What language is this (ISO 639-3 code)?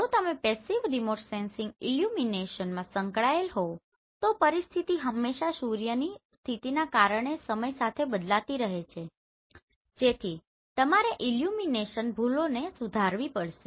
guj